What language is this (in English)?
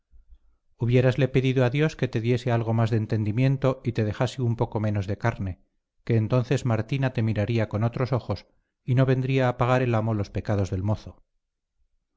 Spanish